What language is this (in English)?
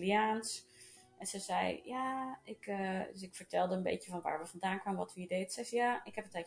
Dutch